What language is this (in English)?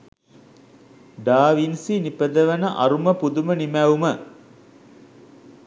Sinhala